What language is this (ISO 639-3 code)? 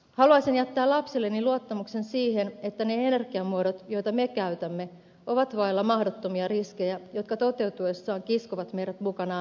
fin